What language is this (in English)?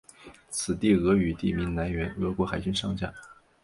Chinese